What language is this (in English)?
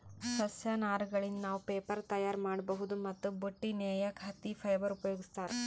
Kannada